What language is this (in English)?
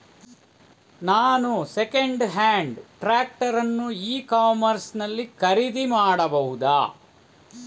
Kannada